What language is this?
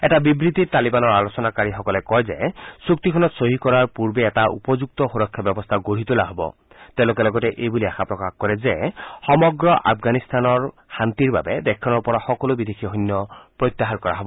Assamese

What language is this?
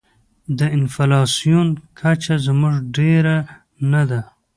Pashto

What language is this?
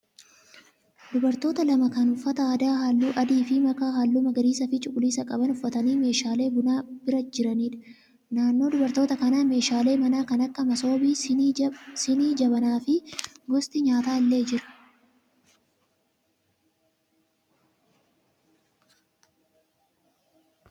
Oromo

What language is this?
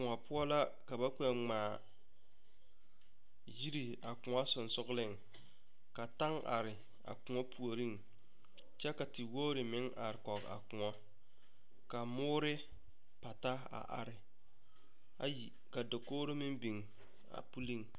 Southern Dagaare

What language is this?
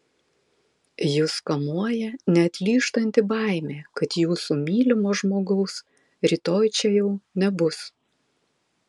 Lithuanian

